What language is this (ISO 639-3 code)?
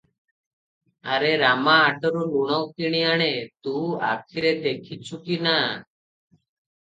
ori